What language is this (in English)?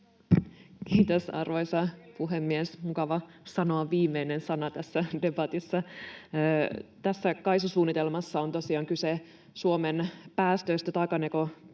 Finnish